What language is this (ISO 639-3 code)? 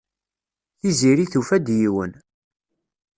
kab